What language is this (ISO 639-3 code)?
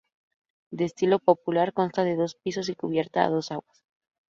spa